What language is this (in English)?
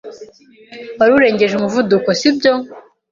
Kinyarwanda